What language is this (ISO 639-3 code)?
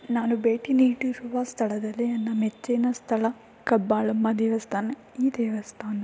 kan